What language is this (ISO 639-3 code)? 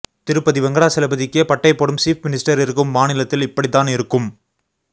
tam